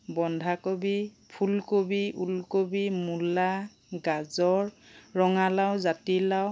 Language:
Assamese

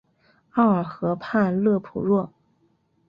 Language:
Chinese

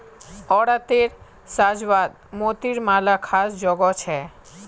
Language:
Magahi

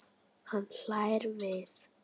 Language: Icelandic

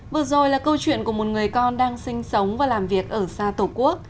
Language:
Vietnamese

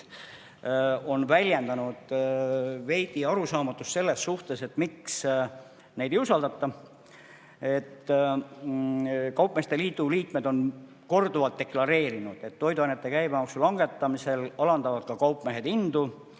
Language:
Estonian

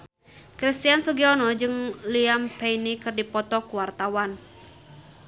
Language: Sundanese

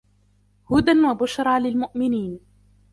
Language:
Arabic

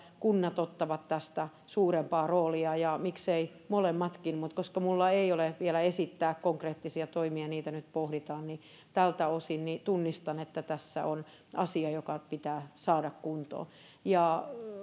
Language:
Finnish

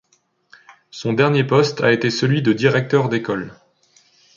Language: French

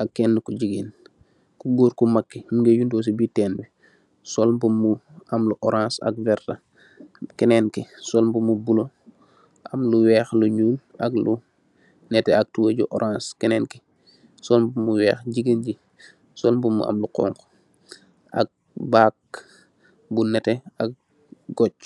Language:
Wolof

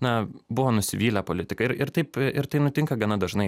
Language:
Lithuanian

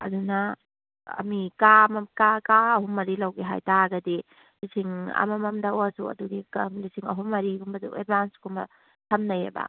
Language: Manipuri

